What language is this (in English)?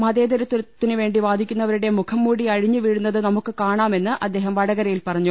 Malayalam